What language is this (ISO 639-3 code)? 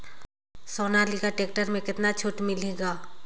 hne